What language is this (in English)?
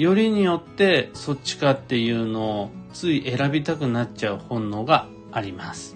Japanese